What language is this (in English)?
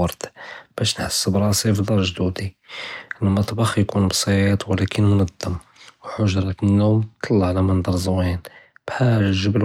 Judeo-Arabic